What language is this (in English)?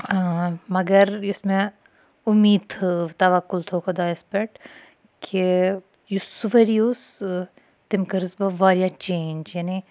Kashmiri